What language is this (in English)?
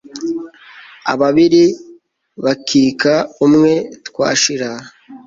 Kinyarwanda